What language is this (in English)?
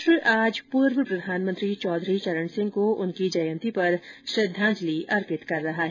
Hindi